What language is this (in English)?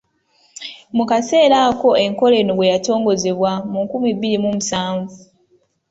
Ganda